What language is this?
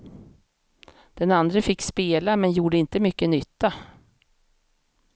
Swedish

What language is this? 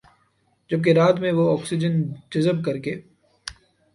Urdu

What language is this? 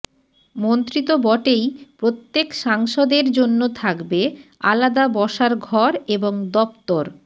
Bangla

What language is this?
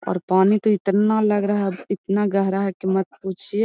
Magahi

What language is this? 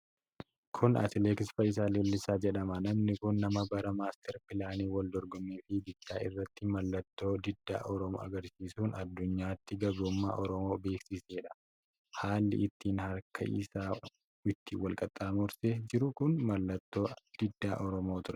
Oromo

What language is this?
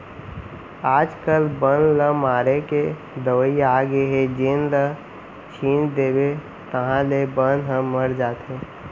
Chhattisgarhi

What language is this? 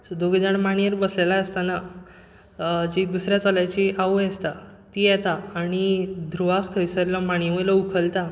Konkani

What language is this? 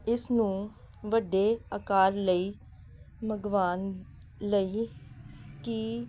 Punjabi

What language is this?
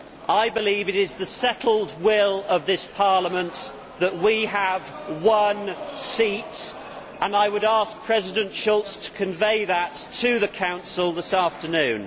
English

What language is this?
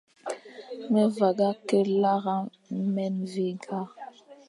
Fang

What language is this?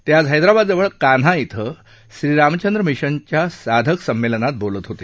Marathi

